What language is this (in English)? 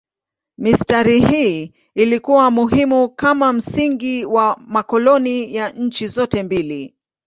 Swahili